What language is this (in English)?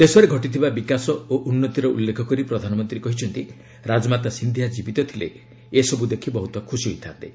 Odia